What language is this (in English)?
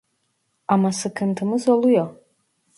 Turkish